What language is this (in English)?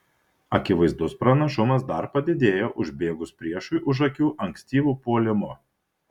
Lithuanian